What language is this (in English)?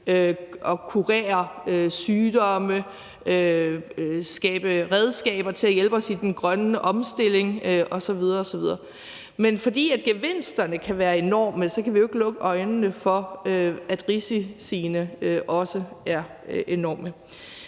Danish